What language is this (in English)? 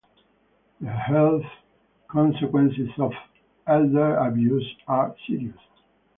English